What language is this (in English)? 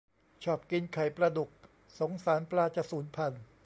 Thai